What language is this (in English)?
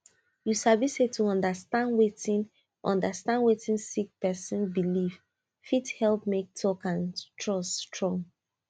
Nigerian Pidgin